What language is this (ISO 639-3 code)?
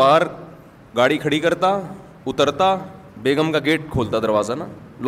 urd